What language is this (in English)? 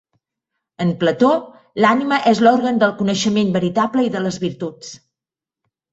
Catalan